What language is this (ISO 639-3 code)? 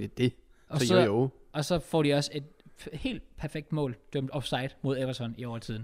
dan